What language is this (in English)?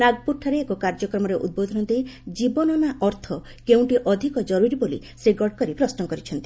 Odia